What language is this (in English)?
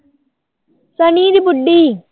Punjabi